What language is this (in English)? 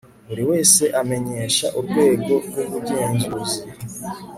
Kinyarwanda